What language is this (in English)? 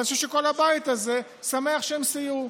Hebrew